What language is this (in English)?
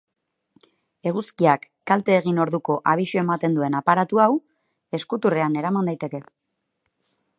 Basque